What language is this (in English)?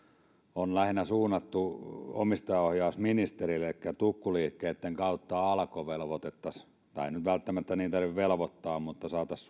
Finnish